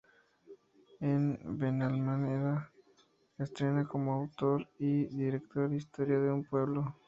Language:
Spanish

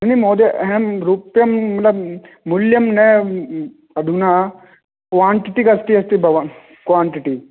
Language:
Sanskrit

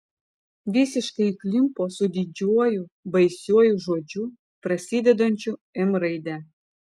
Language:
Lithuanian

